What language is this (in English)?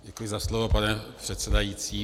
Czech